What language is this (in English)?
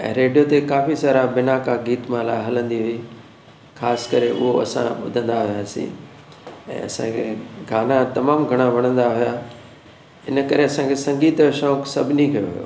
Sindhi